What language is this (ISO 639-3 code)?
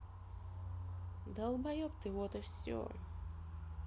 rus